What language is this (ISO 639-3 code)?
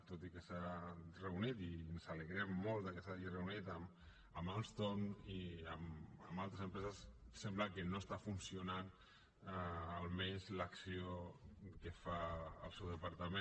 cat